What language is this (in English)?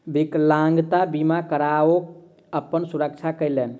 Maithili